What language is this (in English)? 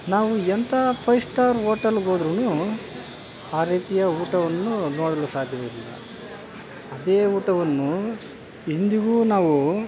Kannada